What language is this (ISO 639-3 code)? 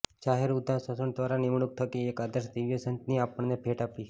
guj